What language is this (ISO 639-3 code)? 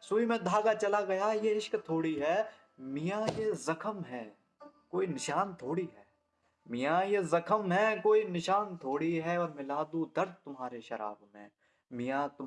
hin